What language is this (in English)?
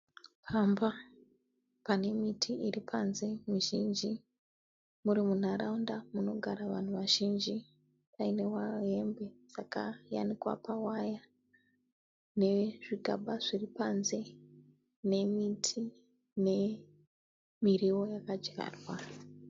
Shona